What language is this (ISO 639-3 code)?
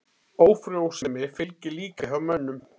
isl